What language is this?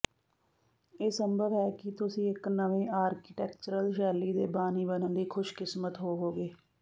Punjabi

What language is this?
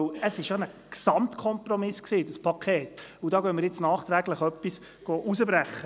Swiss German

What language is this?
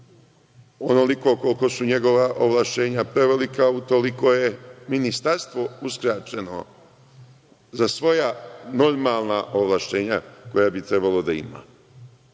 Serbian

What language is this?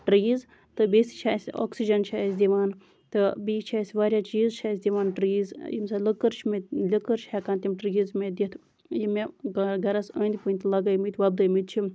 Kashmiri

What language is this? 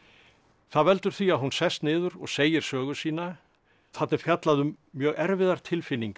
Icelandic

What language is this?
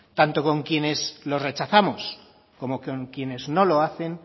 Spanish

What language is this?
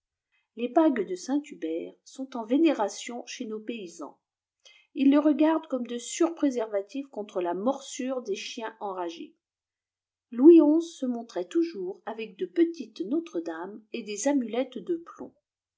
French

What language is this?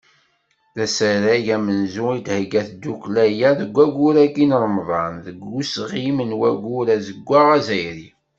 Kabyle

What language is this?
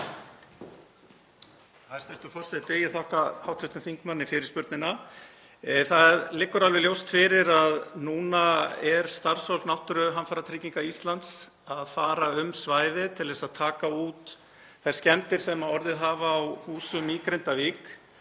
Icelandic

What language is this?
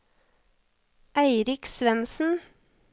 Norwegian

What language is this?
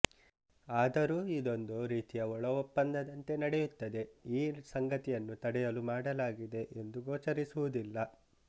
Kannada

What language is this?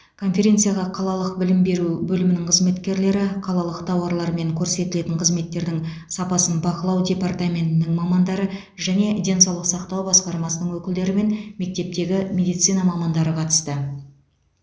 Kazakh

